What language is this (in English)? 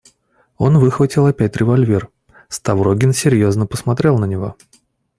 Russian